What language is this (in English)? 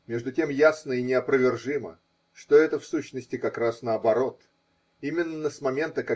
Russian